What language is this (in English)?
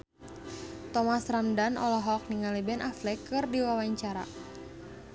Sundanese